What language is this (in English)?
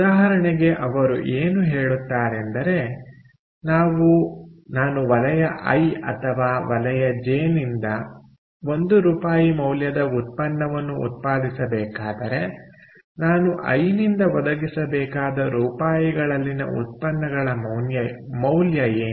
Kannada